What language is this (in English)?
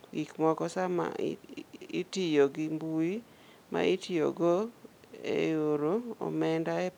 Luo (Kenya and Tanzania)